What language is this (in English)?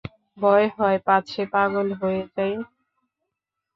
Bangla